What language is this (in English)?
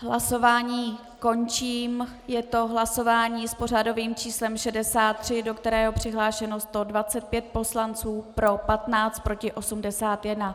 Czech